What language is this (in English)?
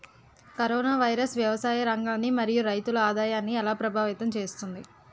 Telugu